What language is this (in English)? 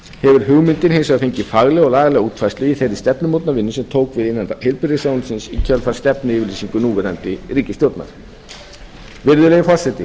Icelandic